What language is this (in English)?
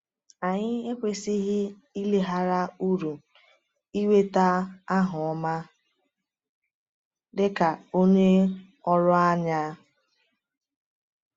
Igbo